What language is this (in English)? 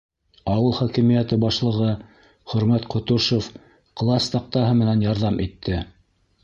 Bashkir